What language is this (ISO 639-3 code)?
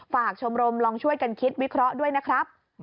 tha